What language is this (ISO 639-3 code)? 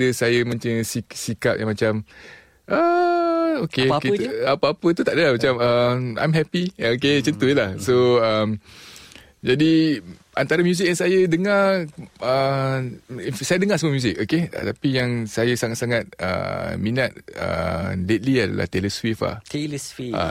msa